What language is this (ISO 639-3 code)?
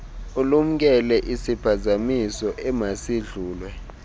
xho